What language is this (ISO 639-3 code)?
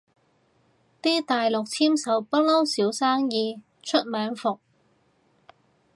yue